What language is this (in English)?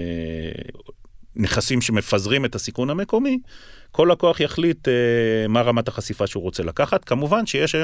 Hebrew